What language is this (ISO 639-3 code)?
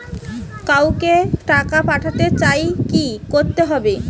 ben